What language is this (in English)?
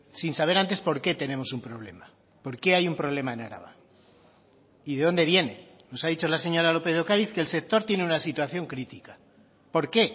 Spanish